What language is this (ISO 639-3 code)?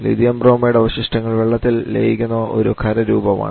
mal